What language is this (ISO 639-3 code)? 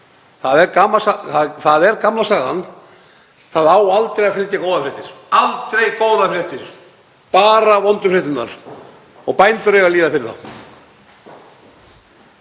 isl